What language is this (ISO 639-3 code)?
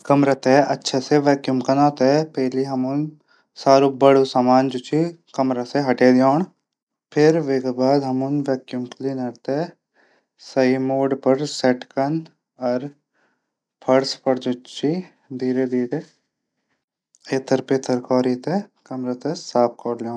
gbm